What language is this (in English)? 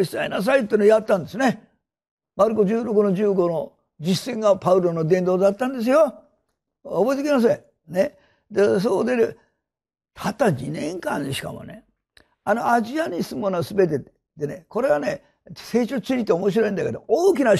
Japanese